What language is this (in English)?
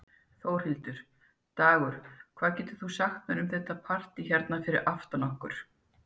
Icelandic